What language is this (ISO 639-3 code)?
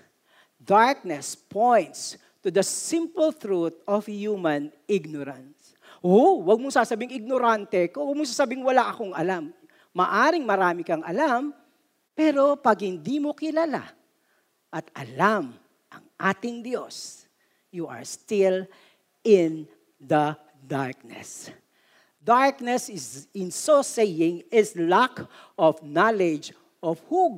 fil